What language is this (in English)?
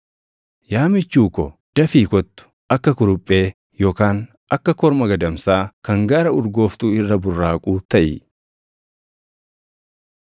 Oromo